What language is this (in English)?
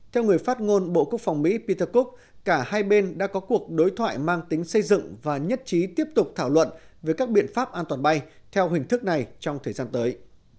Vietnamese